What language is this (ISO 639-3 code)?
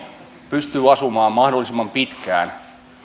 fin